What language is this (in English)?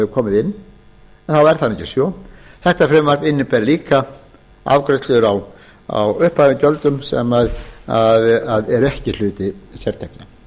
Icelandic